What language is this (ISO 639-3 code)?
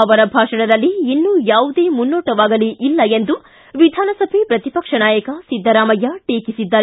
kan